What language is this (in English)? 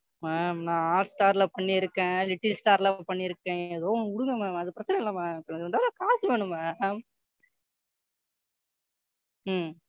Tamil